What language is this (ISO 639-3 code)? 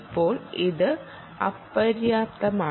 mal